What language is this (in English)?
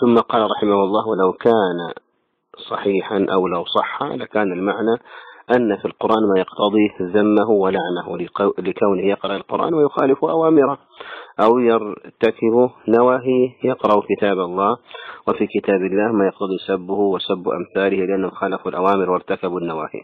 Arabic